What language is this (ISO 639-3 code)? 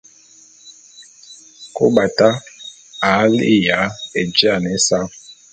bum